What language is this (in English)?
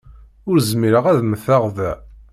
Kabyle